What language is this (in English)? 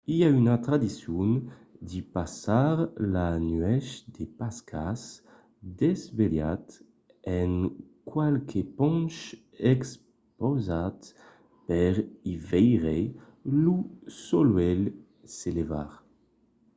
Occitan